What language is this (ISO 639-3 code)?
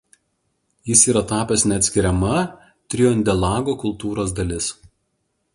lit